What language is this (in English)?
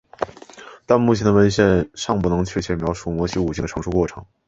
Chinese